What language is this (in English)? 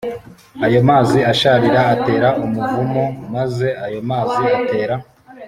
Kinyarwanda